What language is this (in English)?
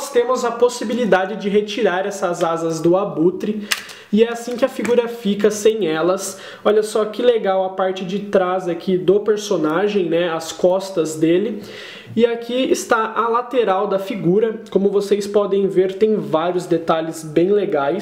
Portuguese